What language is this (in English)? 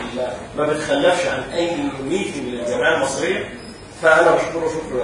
Arabic